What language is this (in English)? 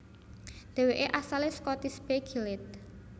Javanese